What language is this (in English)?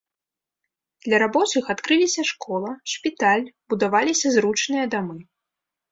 Belarusian